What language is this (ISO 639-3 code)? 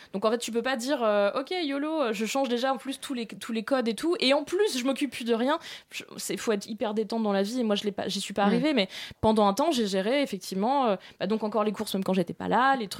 fra